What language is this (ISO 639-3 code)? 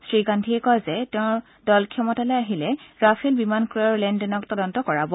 asm